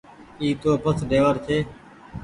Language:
Goaria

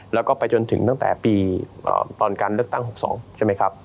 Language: Thai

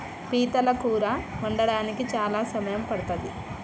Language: Telugu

